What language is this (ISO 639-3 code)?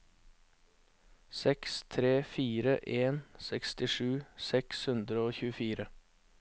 nor